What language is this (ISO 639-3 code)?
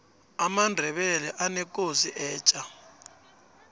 nbl